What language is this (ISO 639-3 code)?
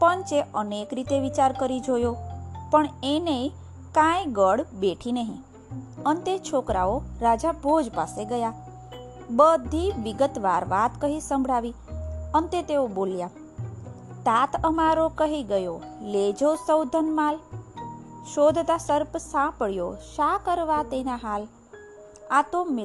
guj